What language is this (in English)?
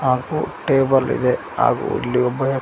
Kannada